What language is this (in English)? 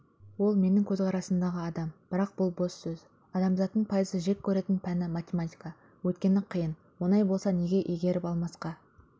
Kazakh